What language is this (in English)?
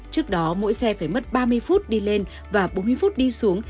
Vietnamese